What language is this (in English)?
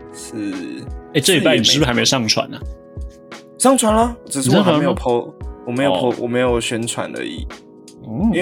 Chinese